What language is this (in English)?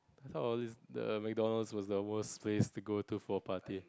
English